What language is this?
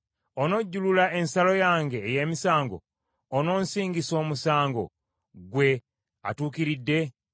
Ganda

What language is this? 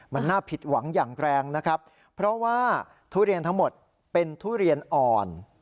Thai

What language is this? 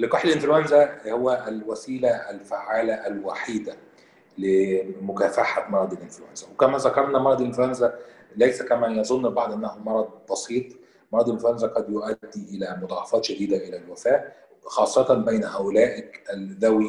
Arabic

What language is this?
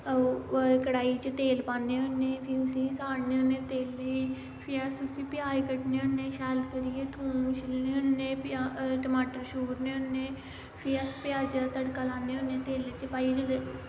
Dogri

